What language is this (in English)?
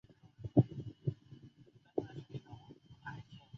Chinese